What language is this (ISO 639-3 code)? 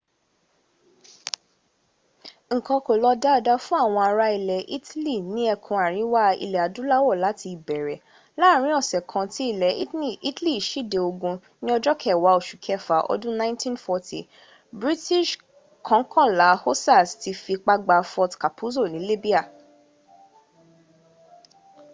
yor